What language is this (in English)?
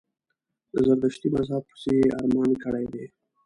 Pashto